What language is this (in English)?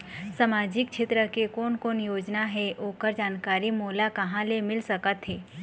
Chhattisgarhi